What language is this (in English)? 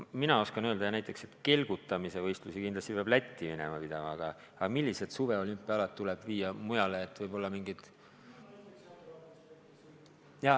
Estonian